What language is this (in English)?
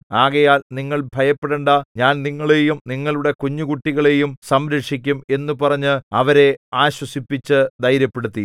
Malayalam